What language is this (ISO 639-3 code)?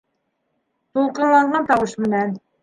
bak